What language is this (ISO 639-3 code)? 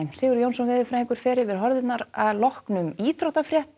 isl